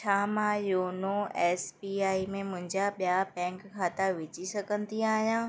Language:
Sindhi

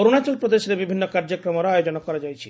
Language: Odia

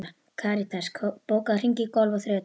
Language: Icelandic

